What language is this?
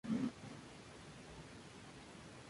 Spanish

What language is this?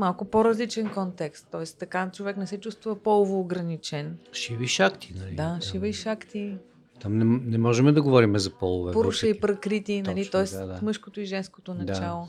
Bulgarian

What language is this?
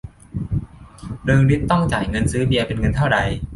Thai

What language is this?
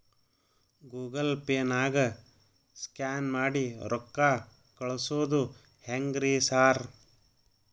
Kannada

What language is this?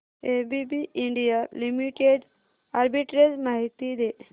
Marathi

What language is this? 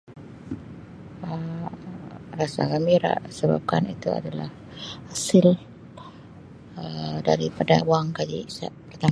Sabah Malay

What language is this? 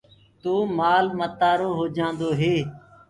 Gurgula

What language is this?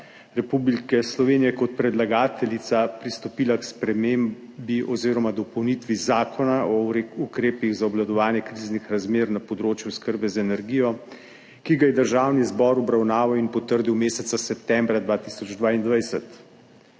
Slovenian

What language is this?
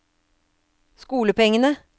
Norwegian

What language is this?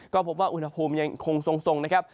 Thai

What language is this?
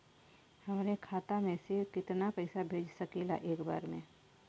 Bhojpuri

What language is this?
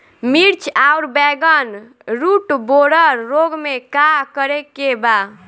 Bhojpuri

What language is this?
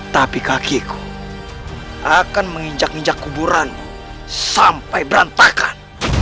Indonesian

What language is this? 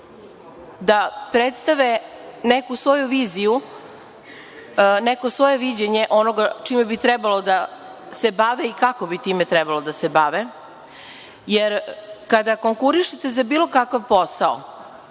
Serbian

